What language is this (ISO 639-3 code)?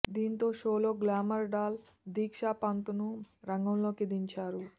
tel